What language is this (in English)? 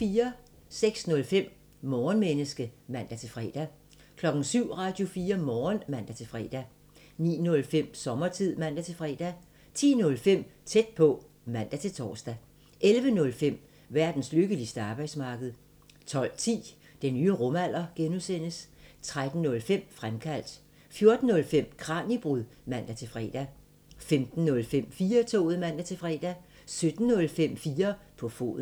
Danish